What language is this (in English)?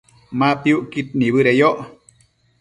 Matsés